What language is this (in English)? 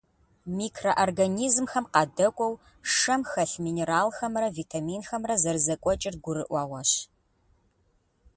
Kabardian